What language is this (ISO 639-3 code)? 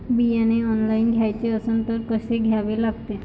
mar